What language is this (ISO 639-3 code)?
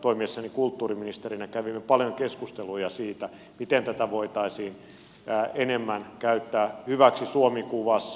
fin